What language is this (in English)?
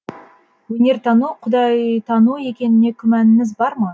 Kazakh